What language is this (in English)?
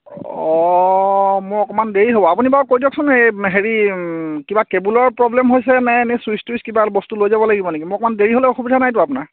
Assamese